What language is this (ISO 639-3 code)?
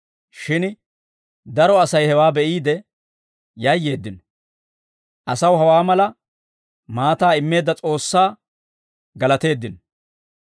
dwr